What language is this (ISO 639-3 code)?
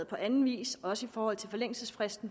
dan